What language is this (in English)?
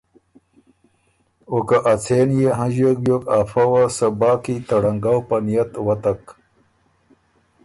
Ormuri